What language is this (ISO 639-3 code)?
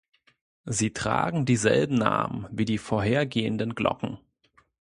deu